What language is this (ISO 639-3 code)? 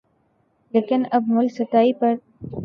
urd